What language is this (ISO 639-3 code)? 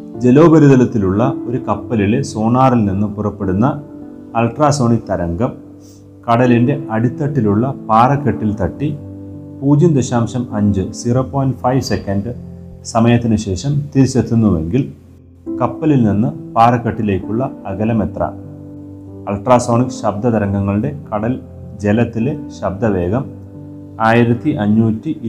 mal